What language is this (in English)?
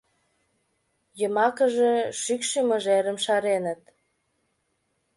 Mari